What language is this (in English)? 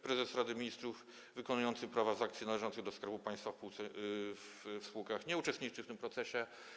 Polish